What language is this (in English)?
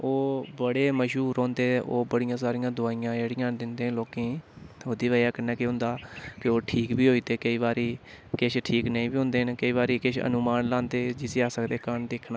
Dogri